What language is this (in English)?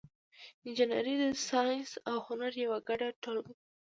Pashto